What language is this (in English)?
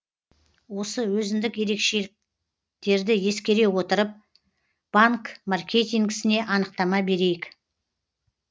Kazakh